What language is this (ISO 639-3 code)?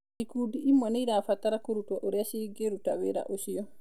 kik